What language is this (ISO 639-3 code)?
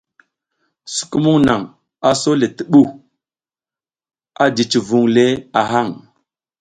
giz